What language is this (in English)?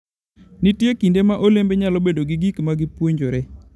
Luo (Kenya and Tanzania)